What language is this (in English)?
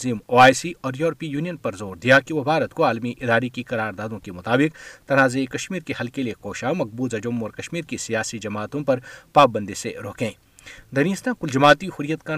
Urdu